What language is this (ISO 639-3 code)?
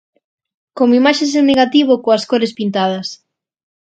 glg